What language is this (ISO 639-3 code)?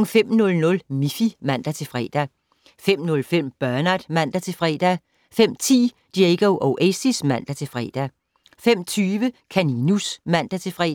dan